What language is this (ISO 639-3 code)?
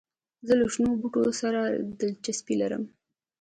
pus